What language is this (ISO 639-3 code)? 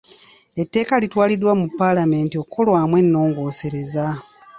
lug